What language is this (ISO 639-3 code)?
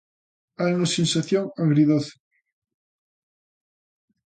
glg